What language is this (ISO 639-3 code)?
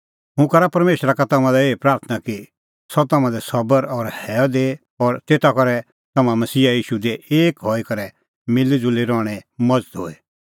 kfx